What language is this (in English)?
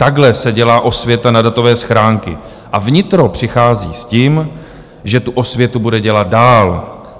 Czech